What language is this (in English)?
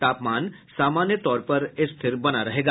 Hindi